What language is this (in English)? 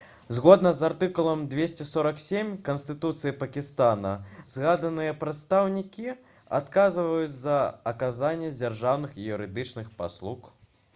Belarusian